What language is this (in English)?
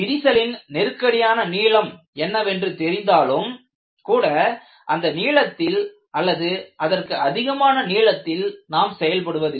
Tamil